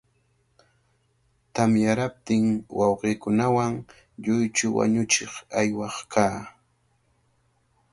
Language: Cajatambo North Lima Quechua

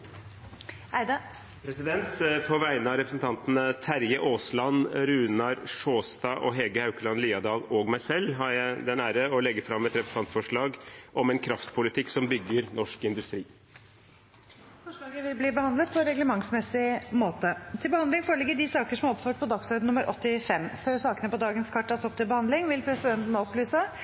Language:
Norwegian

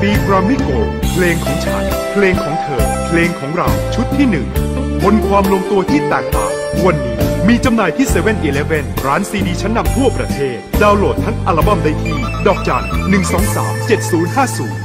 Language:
Thai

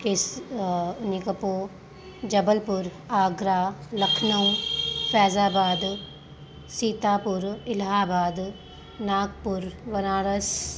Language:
Sindhi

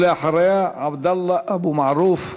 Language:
Hebrew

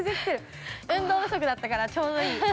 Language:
Japanese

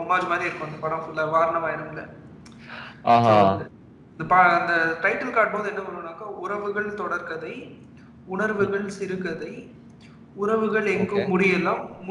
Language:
Tamil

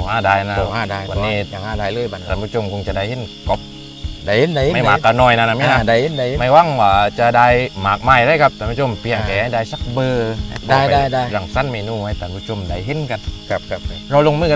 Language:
Thai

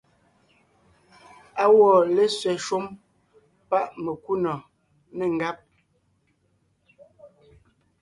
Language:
Ngiemboon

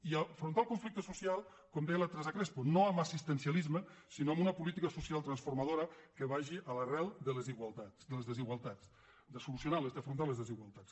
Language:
Catalan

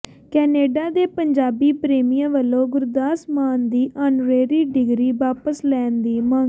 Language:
Punjabi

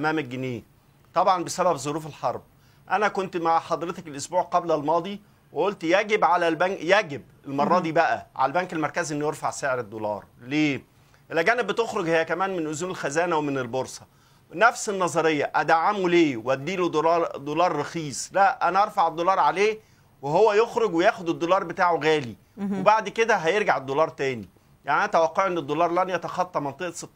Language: Arabic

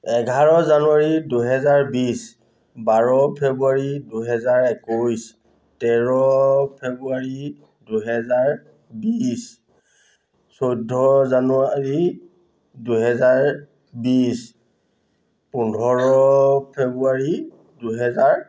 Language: Assamese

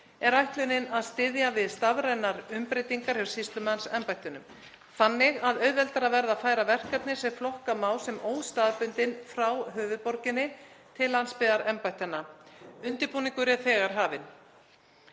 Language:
Icelandic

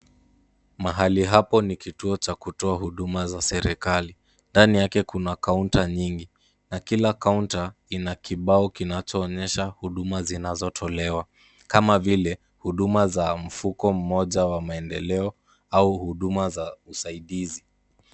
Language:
Swahili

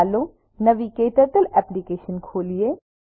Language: Gujarati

